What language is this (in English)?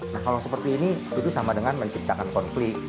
Indonesian